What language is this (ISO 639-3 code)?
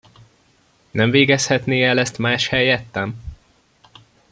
hun